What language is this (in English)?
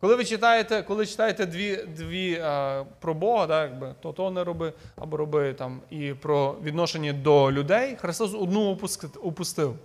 Ukrainian